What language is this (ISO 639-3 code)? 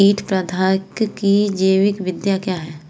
hin